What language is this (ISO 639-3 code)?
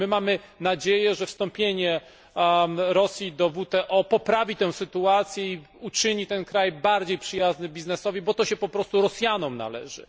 pol